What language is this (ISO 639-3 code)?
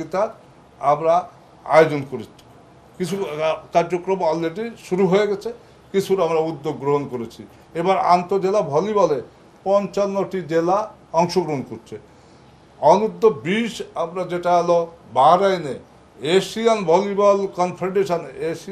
tur